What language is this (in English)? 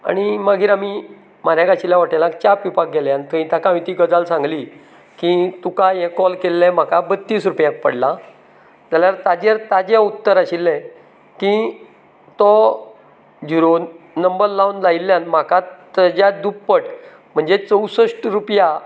Konkani